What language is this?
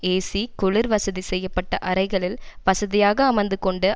Tamil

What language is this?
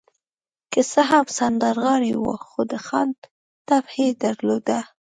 Pashto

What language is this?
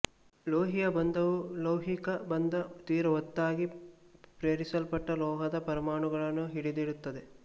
Kannada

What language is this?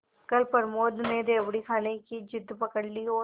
Hindi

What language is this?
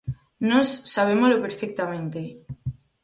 Galician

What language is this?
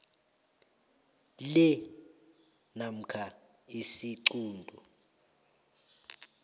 South Ndebele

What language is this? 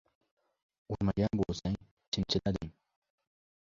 Uzbek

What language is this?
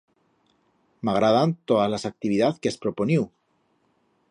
Aragonese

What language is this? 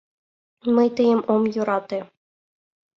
Mari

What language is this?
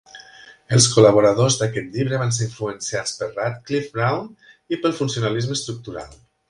Catalan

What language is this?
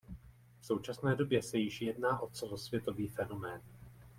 Czech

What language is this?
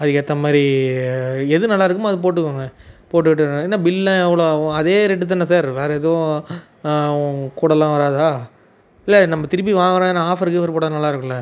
Tamil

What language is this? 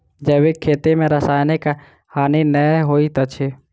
Maithili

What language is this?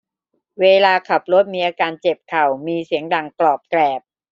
Thai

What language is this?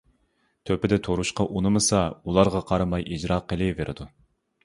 Uyghur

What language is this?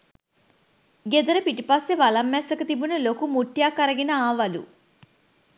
Sinhala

